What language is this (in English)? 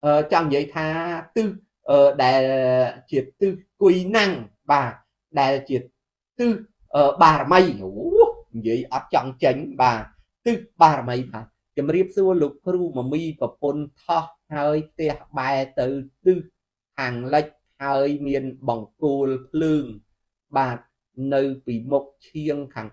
Vietnamese